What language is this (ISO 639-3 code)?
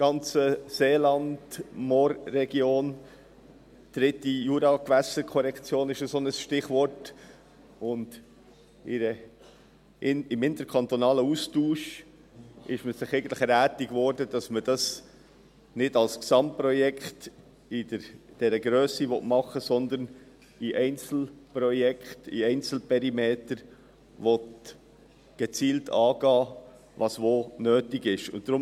gsw